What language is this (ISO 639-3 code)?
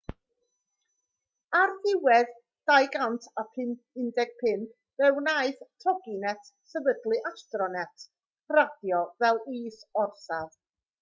cym